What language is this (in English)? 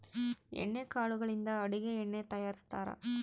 Kannada